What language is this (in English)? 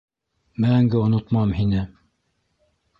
Bashkir